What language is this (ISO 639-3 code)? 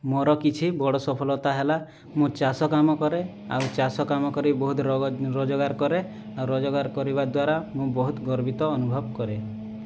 ori